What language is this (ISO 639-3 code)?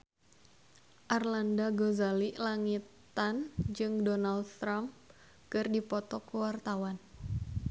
sun